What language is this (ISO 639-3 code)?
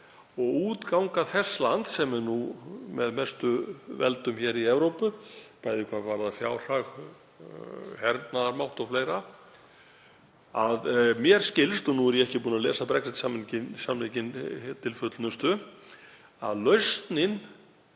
isl